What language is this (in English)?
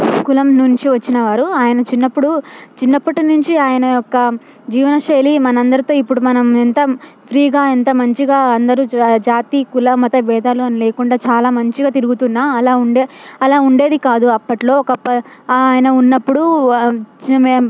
Telugu